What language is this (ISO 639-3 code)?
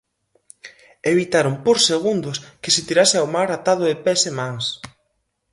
glg